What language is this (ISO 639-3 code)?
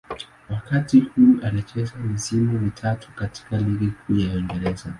swa